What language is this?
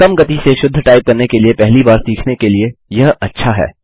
Hindi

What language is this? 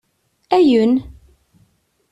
Kabyle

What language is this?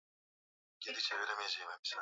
Swahili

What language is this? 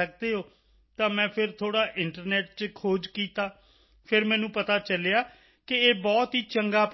Punjabi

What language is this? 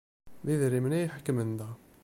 Kabyle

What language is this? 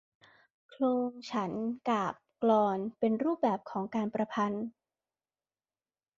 Thai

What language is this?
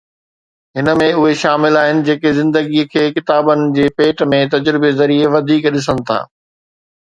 Sindhi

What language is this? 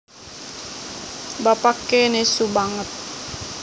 Javanese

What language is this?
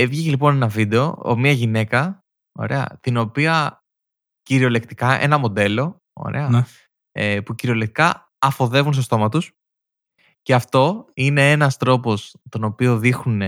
Greek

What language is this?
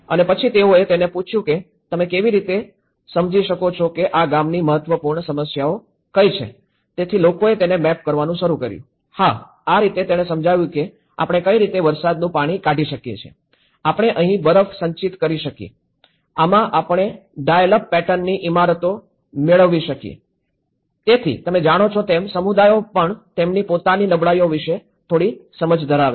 Gujarati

